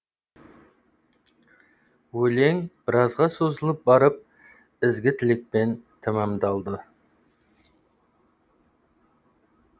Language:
Kazakh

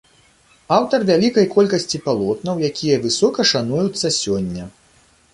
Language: Belarusian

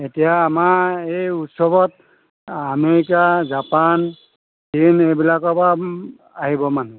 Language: Assamese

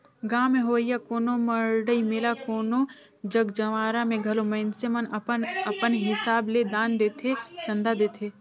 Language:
Chhattisgarhi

